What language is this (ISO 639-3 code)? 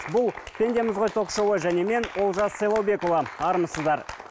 kaz